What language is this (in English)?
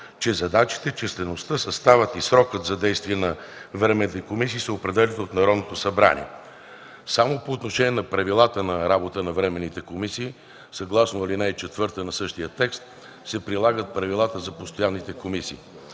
Bulgarian